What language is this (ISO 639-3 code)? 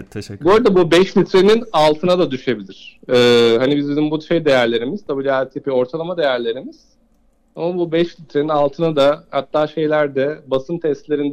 tur